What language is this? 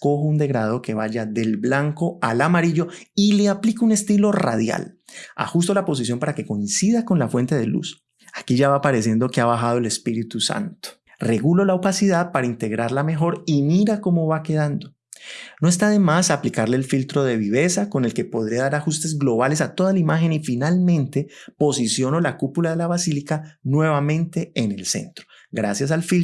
Spanish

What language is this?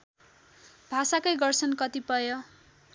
Nepali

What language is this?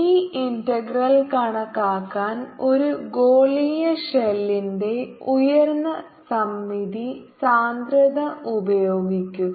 Malayalam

